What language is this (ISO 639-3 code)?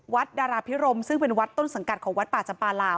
tha